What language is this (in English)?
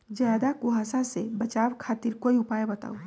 Magahi